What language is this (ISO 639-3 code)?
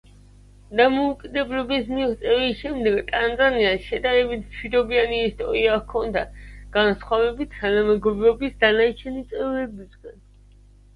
kat